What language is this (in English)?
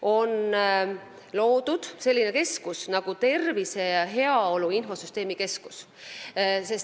Estonian